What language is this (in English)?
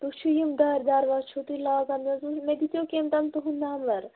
Kashmiri